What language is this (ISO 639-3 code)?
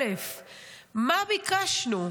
heb